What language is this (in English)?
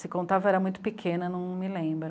Portuguese